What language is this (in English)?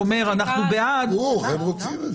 Hebrew